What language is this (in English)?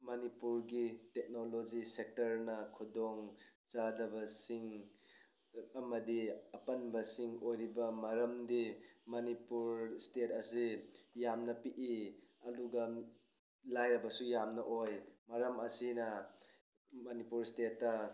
Manipuri